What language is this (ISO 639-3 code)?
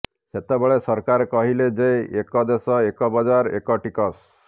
ori